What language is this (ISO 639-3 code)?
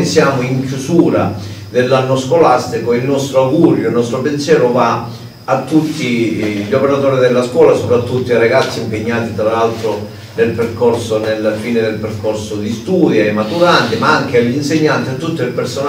ita